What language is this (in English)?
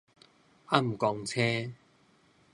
Min Nan Chinese